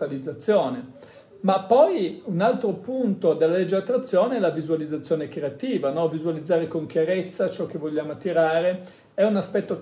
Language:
Italian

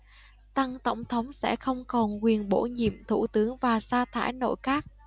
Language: Vietnamese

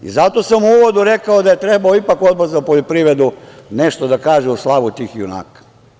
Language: Serbian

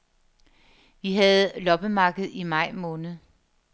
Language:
Danish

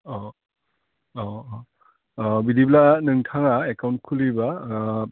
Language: Bodo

